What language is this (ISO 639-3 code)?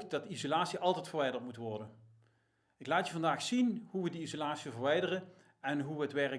nld